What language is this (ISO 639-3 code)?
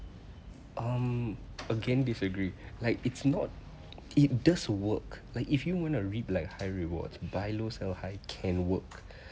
eng